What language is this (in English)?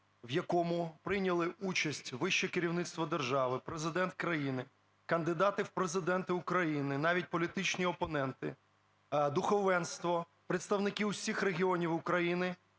Ukrainian